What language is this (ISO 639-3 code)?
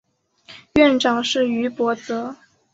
zho